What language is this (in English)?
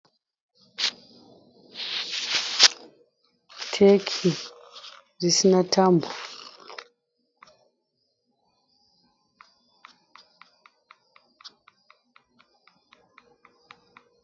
Shona